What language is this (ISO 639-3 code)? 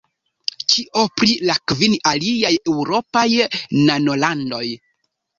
epo